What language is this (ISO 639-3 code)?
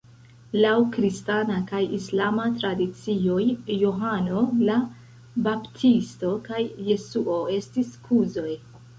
epo